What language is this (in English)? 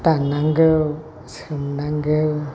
Bodo